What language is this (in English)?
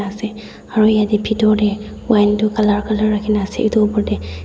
Naga Pidgin